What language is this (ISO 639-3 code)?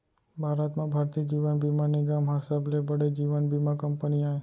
hne